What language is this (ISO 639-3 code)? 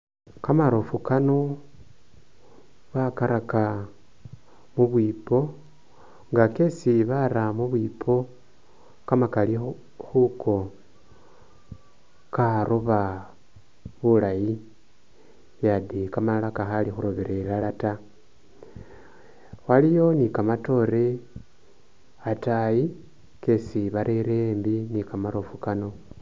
myx